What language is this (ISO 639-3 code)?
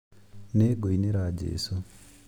kik